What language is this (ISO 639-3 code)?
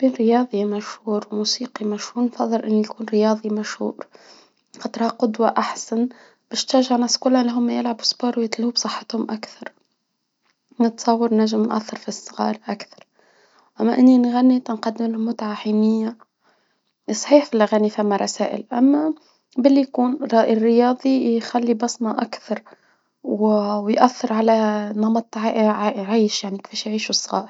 aeb